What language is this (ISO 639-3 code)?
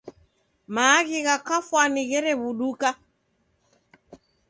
dav